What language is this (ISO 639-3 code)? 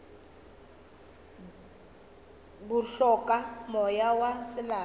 nso